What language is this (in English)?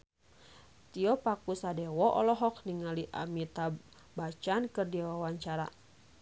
Sundanese